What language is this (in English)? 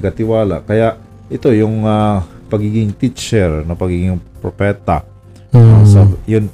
Filipino